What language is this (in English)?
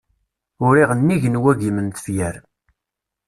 Kabyle